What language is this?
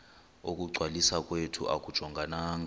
Xhosa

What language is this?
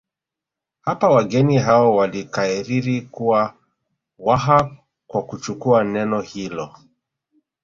Swahili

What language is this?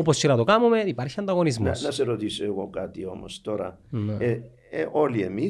Greek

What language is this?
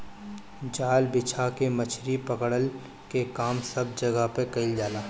Bhojpuri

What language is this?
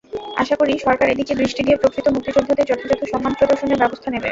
Bangla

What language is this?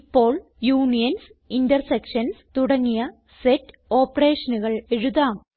Malayalam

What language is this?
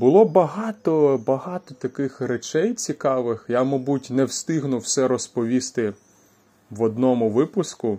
Ukrainian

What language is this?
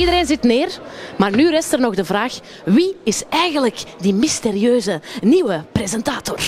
Dutch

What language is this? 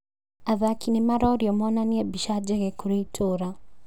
Kikuyu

